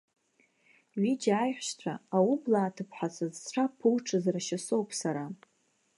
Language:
Abkhazian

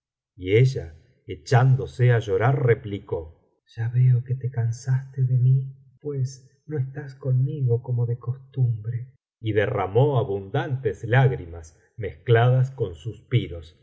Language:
Spanish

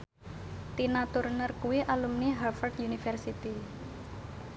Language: Javanese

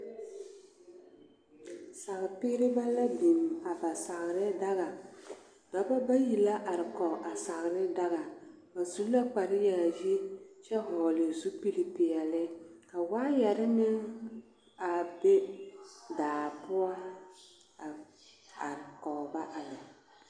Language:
Southern Dagaare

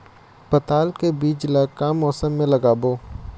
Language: Chhattisgarhi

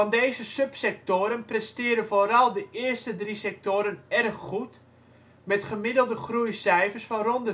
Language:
Dutch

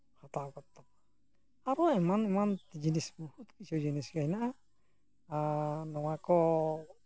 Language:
Santali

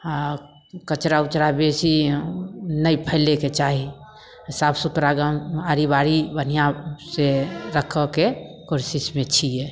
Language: Maithili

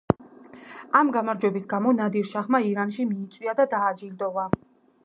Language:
Georgian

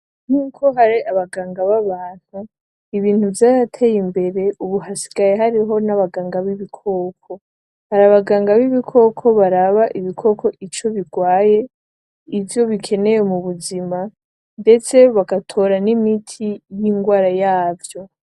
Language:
Rundi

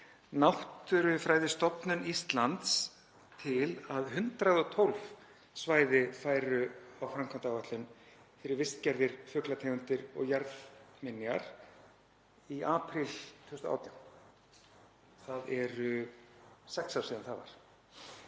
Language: Icelandic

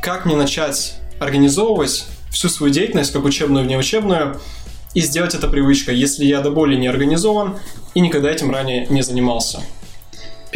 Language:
Russian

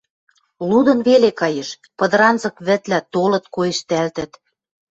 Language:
Western Mari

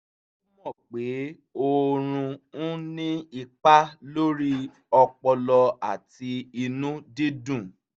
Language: Yoruba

